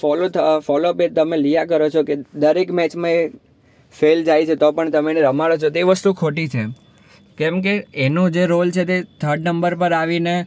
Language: Gujarati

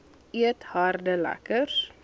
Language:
Afrikaans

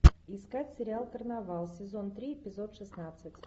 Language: Russian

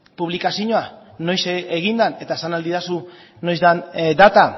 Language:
Basque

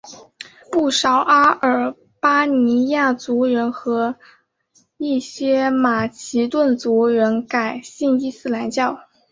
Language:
Chinese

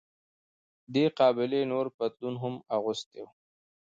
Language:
Pashto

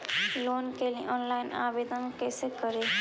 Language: Magahi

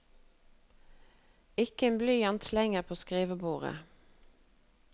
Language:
Norwegian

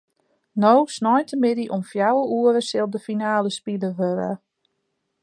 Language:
Western Frisian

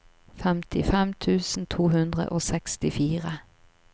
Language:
Norwegian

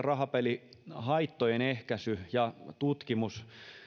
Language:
Finnish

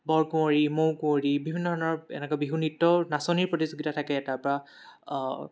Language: Assamese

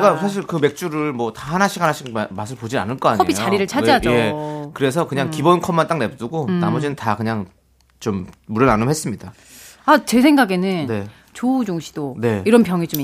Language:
Korean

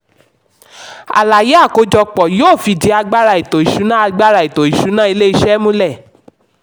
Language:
Yoruba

